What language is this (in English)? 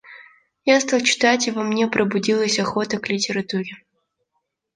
Russian